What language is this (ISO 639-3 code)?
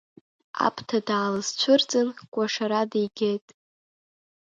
abk